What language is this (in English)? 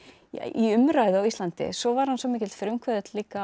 Icelandic